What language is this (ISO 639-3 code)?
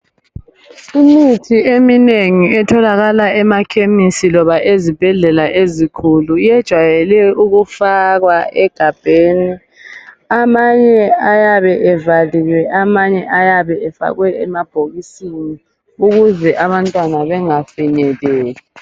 nde